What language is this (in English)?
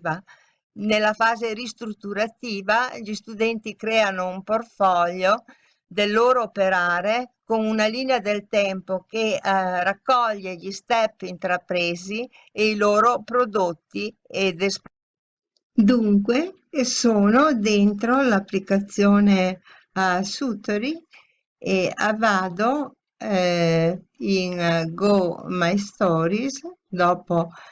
Italian